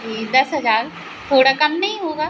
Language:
Hindi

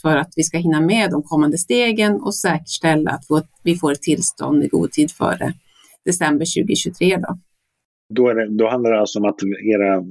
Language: Swedish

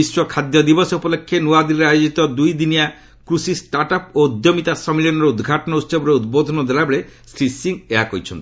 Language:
Odia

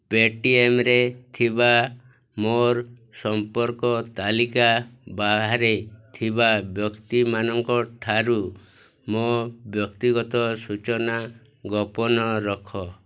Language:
Odia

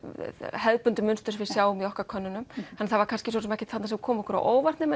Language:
Icelandic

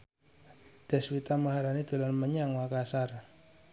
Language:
Javanese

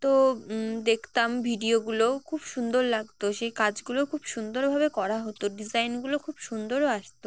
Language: Bangla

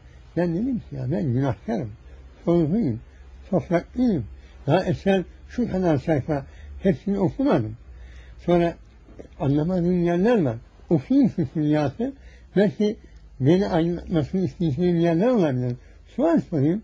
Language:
Turkish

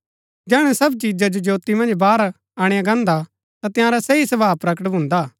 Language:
Gaddi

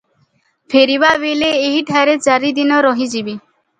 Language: Odia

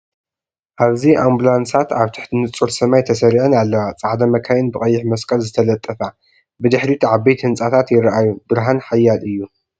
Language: Tigrinya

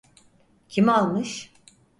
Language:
Turkish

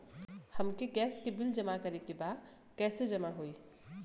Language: Bhojpuri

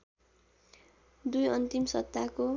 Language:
Nepali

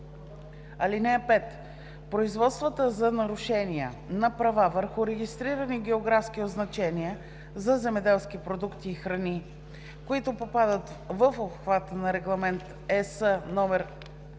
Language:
Bulgarian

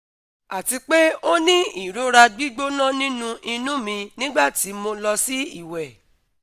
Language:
Yoruba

